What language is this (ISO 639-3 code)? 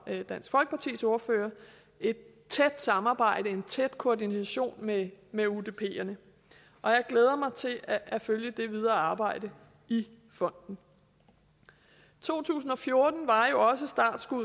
dan